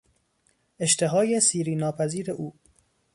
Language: Persian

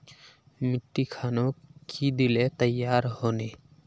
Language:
Magahi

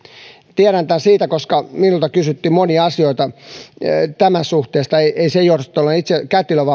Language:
Finnish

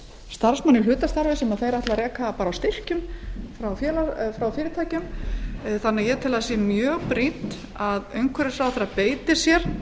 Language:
Icelandic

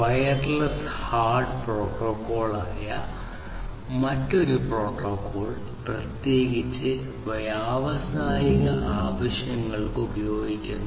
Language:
Malayalam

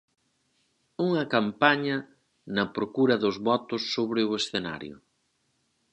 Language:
Galician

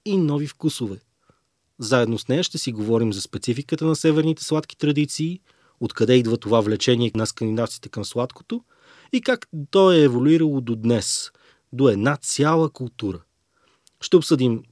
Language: Bulgarian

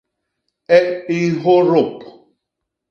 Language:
Basaa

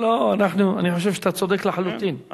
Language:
Hebrew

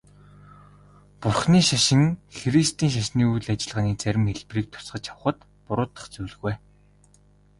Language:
Mongolian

